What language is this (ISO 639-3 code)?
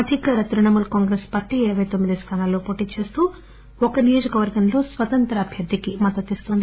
tel